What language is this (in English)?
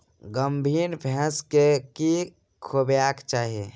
Maithili